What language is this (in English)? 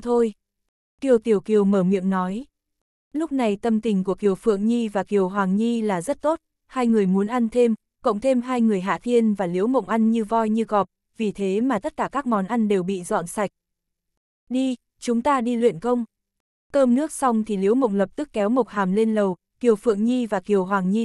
Vietnamese